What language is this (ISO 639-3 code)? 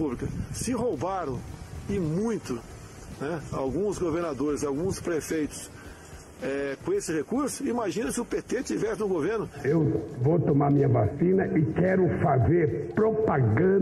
por